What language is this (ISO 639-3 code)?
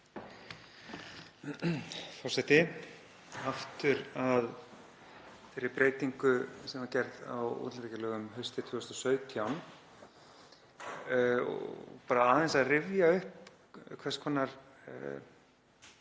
isl